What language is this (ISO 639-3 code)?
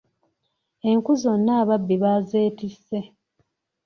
lug